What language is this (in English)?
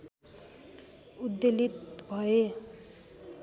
Nepali